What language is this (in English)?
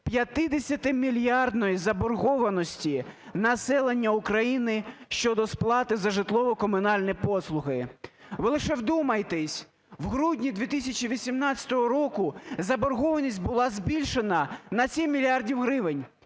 Ukrainian